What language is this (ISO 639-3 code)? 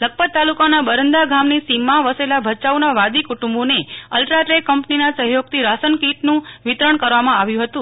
guj